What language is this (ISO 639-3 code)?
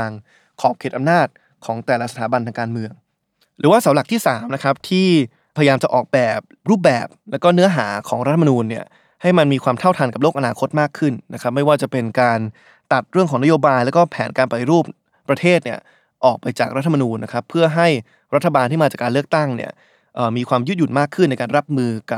tha